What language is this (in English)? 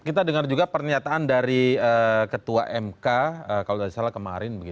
Indonesian